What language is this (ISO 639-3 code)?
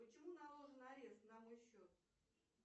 rus